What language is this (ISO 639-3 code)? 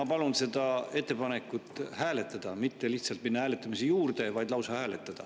est